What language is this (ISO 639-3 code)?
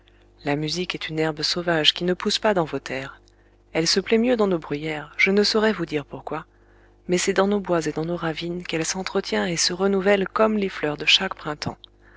fra